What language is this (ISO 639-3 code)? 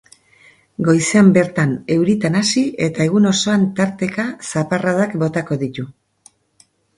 eus